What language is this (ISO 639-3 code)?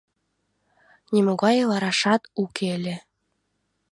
chm